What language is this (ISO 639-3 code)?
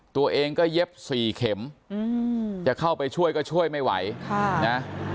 tha